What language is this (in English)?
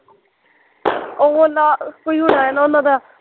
Punjabi